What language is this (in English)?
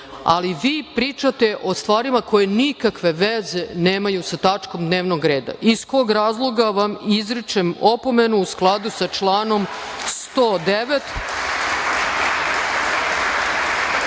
Serbian